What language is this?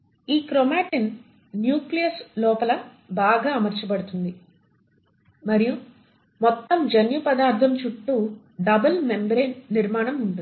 Telugu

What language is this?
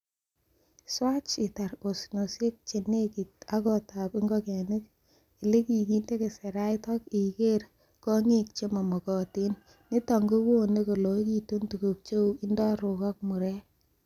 Kalenjin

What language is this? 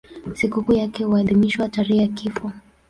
Swahili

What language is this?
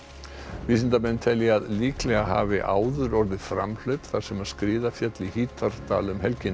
Icelandic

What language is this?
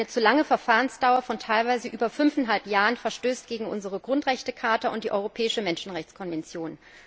German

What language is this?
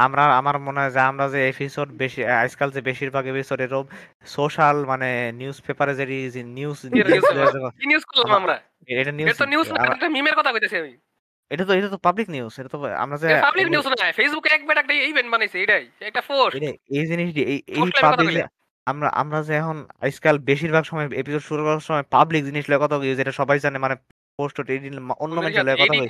Bangla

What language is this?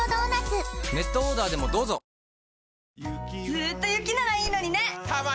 Japanese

